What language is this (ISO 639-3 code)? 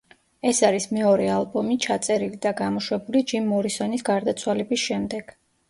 kat